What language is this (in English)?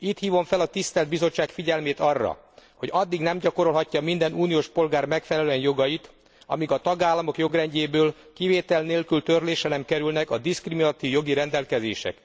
Hungarian